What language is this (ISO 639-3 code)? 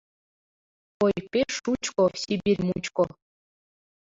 chm